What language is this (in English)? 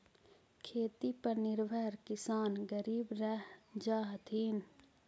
Magahi